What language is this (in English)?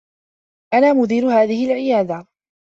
Arabic